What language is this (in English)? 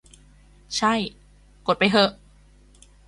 Thai